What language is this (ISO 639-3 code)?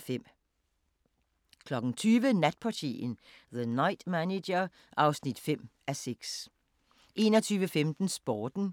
dan